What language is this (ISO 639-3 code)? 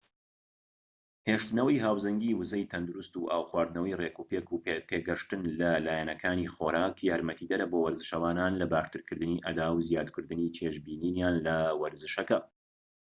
ckb